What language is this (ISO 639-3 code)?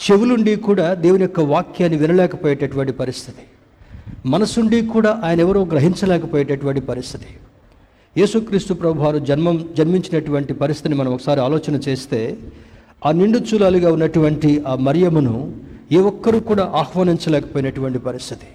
tel